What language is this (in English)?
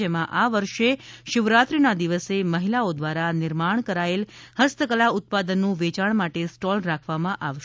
Gujarati